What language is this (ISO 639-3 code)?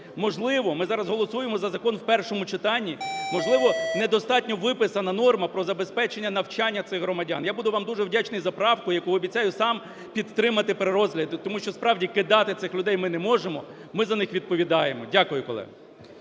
ukr